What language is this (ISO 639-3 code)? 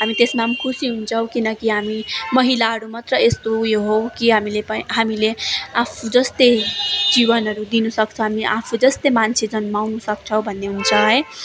nep